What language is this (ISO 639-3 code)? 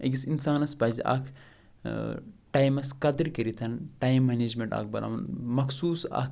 kas